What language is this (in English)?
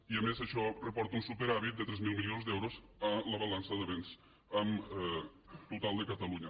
Catalan